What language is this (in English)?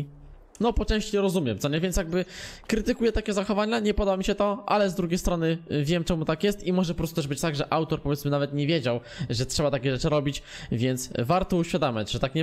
Polish